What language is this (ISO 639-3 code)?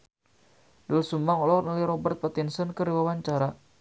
sun